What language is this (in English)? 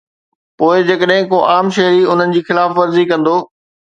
Sindhi